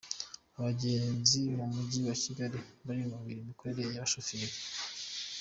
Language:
Kinyarwanda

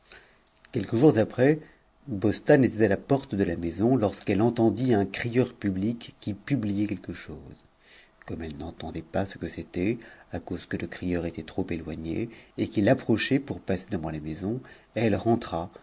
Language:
French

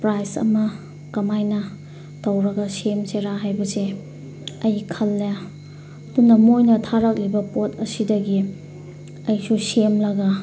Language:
Manipuri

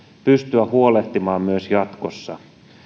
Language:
Finnish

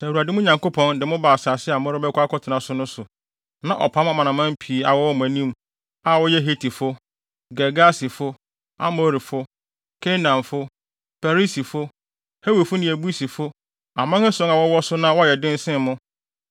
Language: Akan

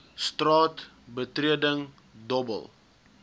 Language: Afrikaans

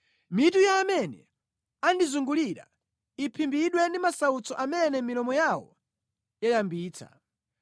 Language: Nyanja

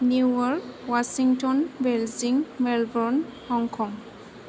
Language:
Bodo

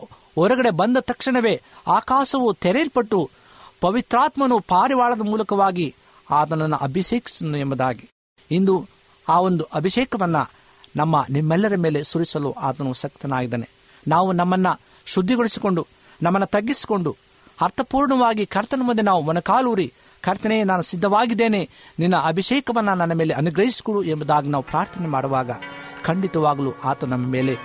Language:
Kannada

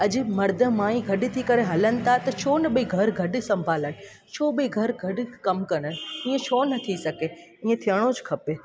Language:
Sindhi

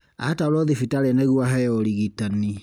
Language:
Kikuyu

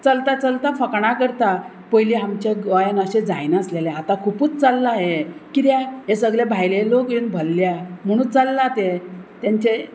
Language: Konkani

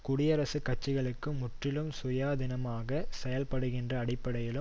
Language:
Tamil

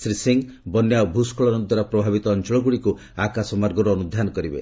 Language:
Odia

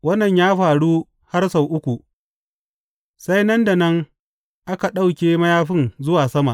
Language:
Hausa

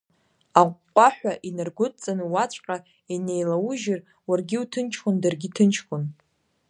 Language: Abkhazian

